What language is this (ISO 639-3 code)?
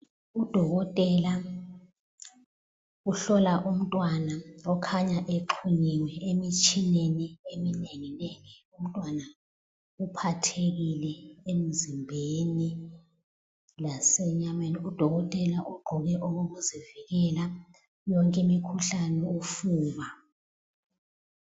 nde